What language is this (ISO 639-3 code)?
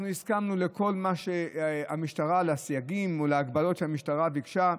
heb